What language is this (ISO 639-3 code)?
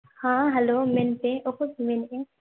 sat